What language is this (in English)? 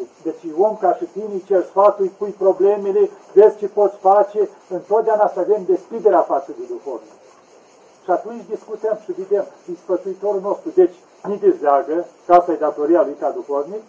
Romanian